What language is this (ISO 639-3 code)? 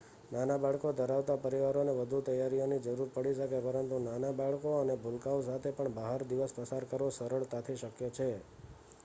guj